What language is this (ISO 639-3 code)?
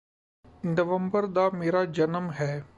pan